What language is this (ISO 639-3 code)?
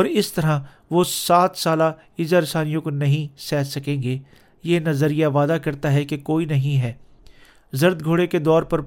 urd